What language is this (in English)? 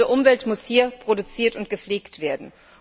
German